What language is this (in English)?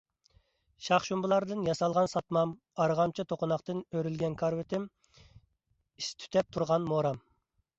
Uyghur